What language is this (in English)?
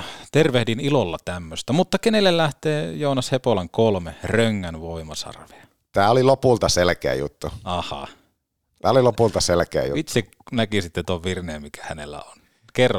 Finnish